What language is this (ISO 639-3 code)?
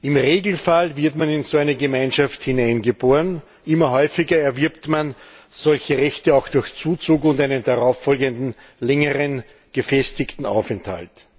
deu